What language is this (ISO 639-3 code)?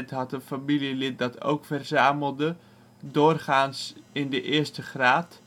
nld